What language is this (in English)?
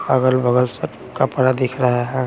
Hindi